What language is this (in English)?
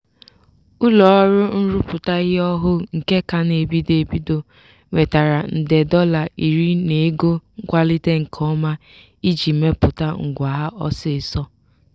Igbo